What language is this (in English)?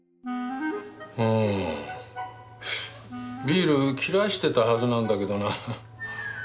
Japanese